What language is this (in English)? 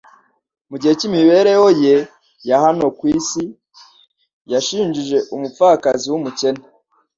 Kinyarwanda